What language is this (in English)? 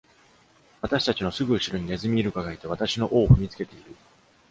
Japanese